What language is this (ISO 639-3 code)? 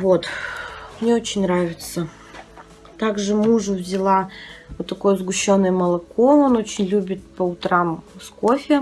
rus